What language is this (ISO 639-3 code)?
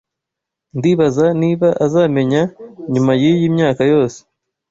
kin